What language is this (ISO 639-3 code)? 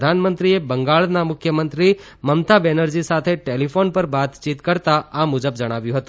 guj